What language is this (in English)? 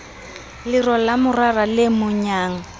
Southern Sotho